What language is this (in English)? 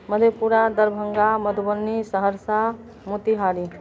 Maithili